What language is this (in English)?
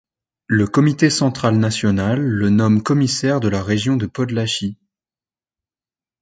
French